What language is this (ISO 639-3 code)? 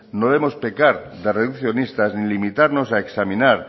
spa